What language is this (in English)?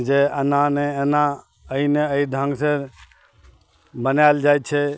Maithili